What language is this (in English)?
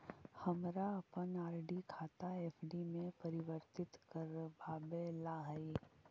Magahi